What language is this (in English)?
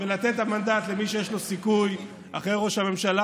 Hebrew